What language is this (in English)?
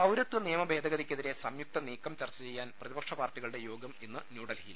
Malayalam